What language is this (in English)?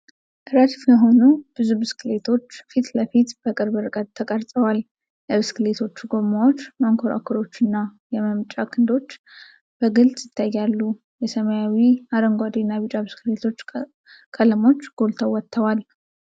Amharic